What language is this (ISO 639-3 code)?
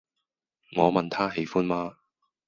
yue